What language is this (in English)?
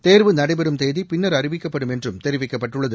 Tamil